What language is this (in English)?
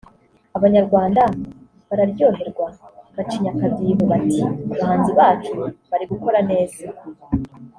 Kinyarwanda